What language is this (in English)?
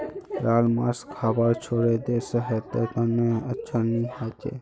Magahi